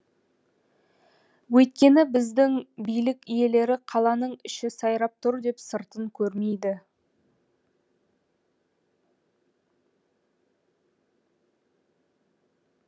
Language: Kazakh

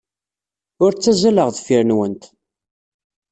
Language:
Kabyle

